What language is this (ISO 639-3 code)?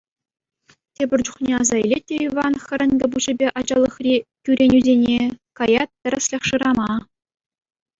chv